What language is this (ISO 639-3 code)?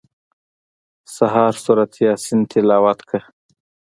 pus